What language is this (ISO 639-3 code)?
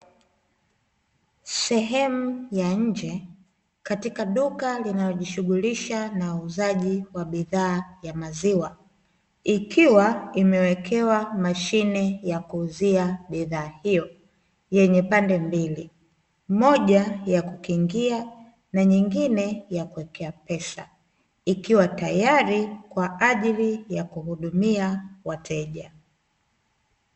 swa